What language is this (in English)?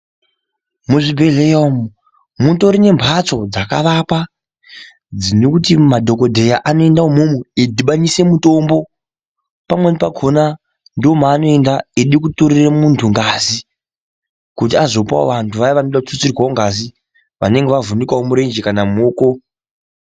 Ndau